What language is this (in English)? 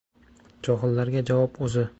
Uzbek